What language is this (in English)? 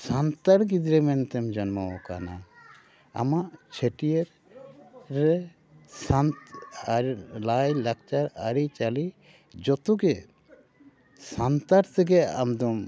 Santali